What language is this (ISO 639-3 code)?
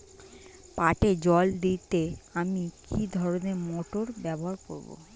ben